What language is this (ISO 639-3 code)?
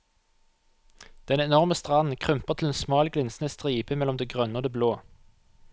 nor